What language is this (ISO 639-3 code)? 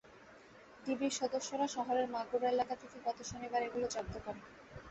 ben